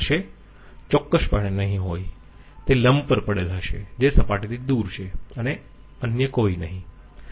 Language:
Gujarati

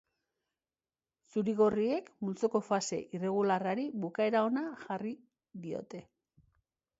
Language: Basque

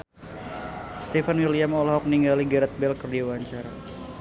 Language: Sundanese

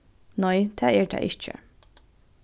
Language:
Faroese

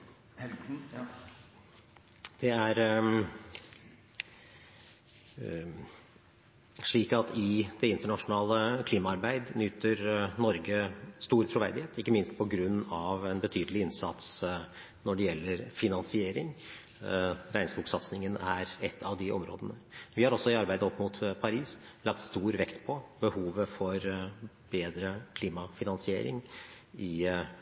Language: Norwegian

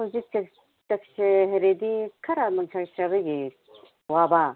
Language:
Manipuri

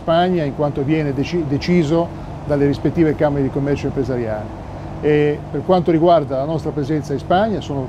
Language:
Italian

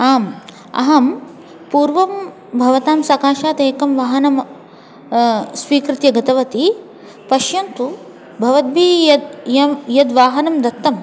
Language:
Sanskrit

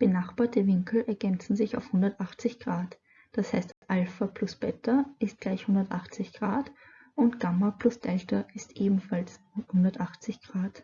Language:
German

